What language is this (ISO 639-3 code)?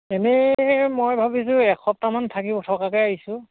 asm